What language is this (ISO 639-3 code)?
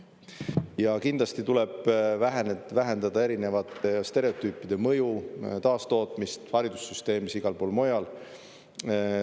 est